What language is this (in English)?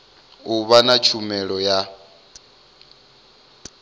Venda